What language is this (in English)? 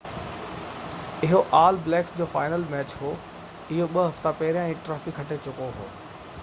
Sindhi